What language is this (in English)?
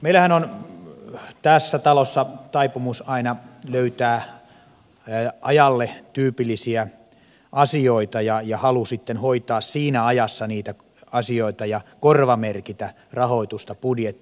Finnish